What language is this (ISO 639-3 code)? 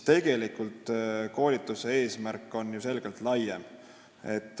est